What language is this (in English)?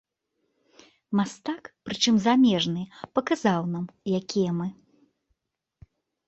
Belarusian